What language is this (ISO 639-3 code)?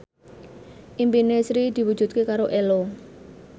jav